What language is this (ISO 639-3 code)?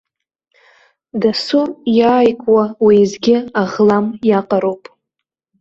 abk